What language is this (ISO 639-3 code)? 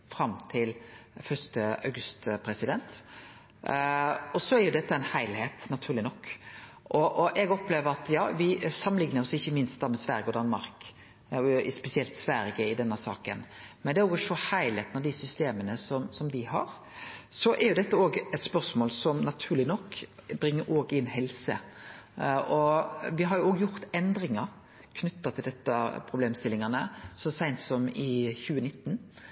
nno